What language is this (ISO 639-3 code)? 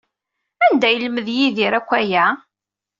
kab